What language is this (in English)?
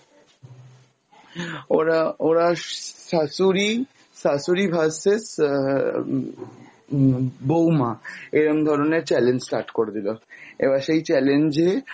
Bangla